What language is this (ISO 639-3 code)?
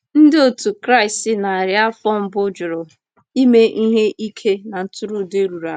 ibo